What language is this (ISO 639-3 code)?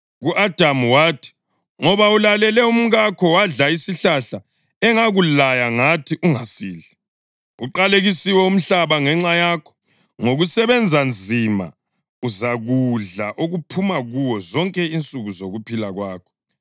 nde